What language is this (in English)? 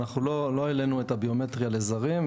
Hebrew